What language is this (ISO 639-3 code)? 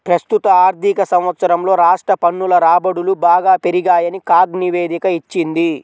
tel